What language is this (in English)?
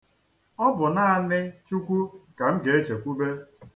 Igbo